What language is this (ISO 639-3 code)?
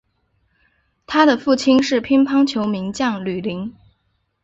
zho